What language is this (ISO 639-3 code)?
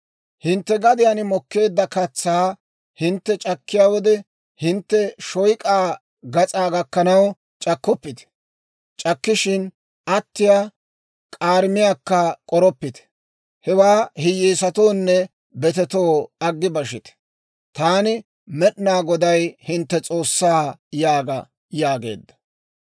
dwr